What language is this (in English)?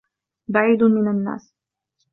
Arabic